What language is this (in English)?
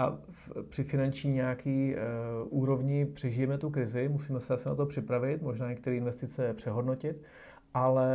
Czech